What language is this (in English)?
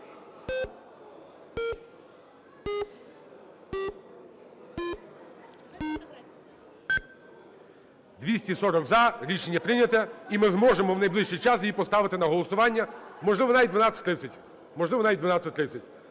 Ukrainian